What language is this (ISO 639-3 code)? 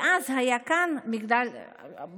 heb